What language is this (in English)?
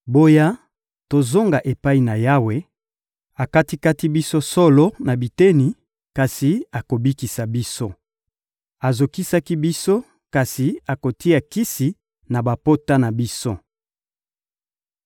Lingala